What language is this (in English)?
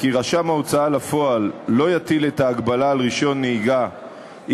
Hebrew